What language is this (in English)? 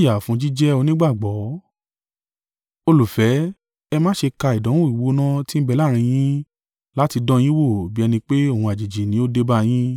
Yoruba